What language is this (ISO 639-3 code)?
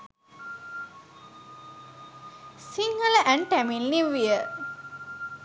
sin